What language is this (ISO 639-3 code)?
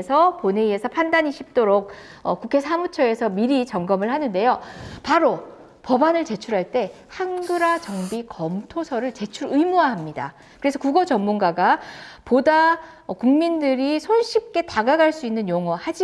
kor